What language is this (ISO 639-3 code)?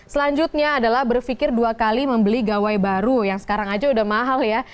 ind